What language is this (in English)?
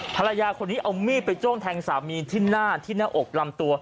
Thai